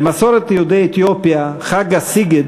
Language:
Hebrew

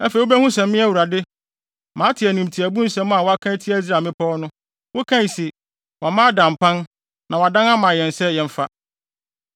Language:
Akan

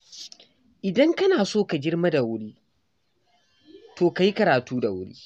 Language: Hausa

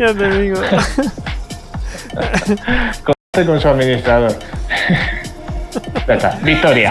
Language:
Spanish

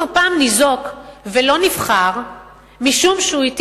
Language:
Hebrew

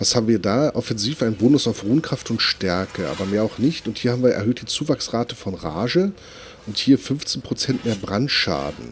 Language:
German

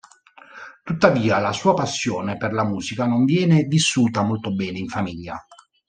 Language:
Italian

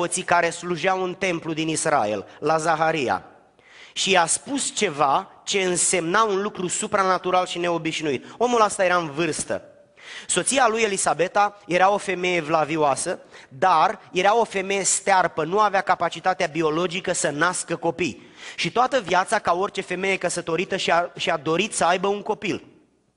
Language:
Romanian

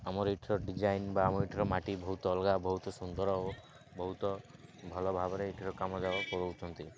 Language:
Odia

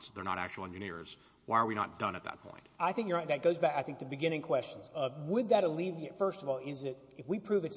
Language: English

